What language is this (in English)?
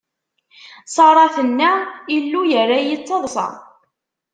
Kabyle